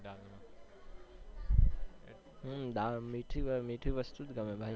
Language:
Gujarati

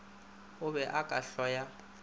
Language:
Northern Sotho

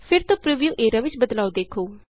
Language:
Punjabi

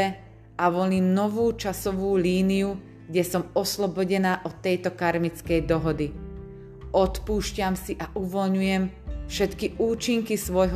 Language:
Slovak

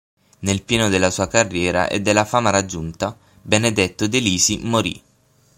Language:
Italian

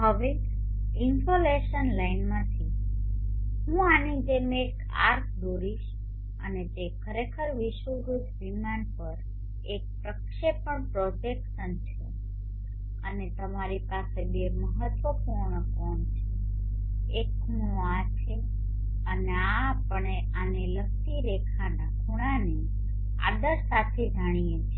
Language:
Gujarati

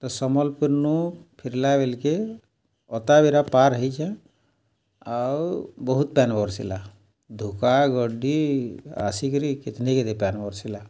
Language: Odia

